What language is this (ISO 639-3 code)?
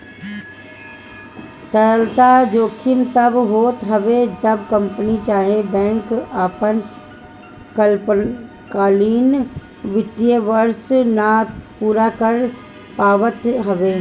bho